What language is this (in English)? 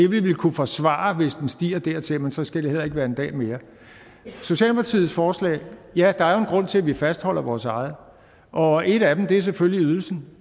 Danish